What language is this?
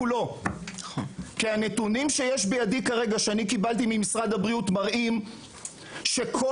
Hebrew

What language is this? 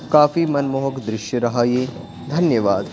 Hindi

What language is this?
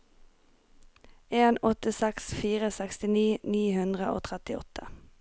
Norwegian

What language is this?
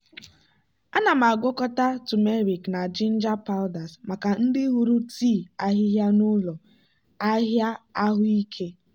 Igbo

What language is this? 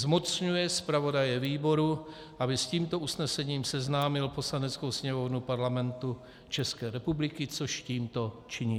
Czech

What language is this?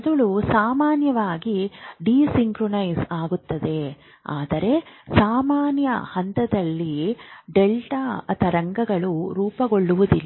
Kannada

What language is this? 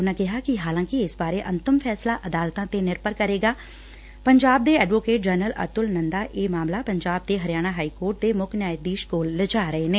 Punjabi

